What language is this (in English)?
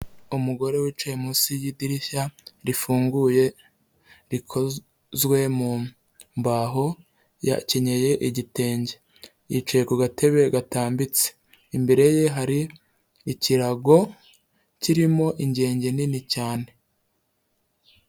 Kinyarwanda